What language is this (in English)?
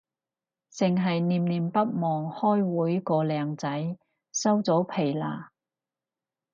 Cantonese